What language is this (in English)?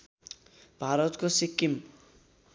Nepali